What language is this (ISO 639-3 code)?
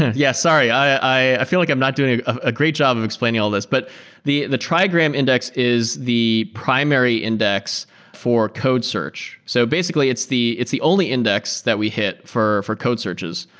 eng